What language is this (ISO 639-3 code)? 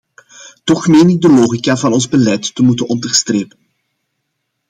nld